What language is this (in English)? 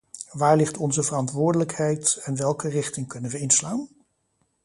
Dutch